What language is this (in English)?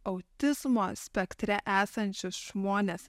Lithuanian